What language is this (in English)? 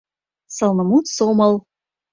Mari